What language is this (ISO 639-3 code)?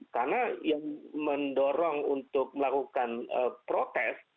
ind